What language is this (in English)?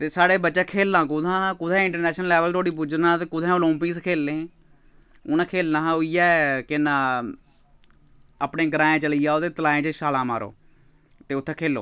Dogri